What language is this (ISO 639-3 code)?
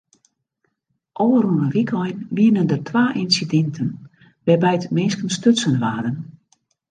fry